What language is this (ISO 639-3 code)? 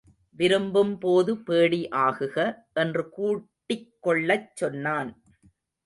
tam